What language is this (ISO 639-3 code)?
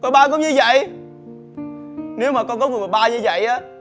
vie